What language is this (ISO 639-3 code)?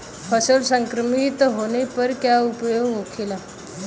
bho